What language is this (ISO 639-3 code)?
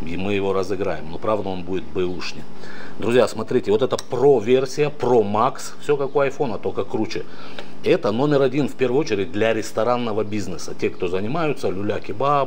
rus